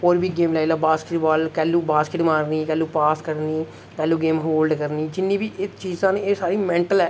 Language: Dogri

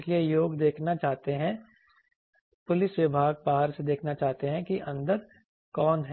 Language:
Hindi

